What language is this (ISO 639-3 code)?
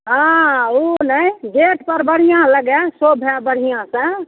mai